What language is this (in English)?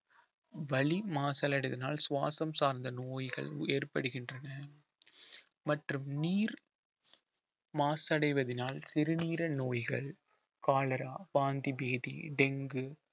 Tamil